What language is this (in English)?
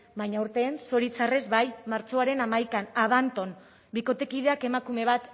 Basque